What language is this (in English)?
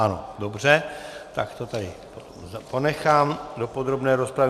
Czech